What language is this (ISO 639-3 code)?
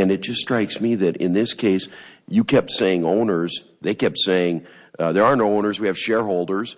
eng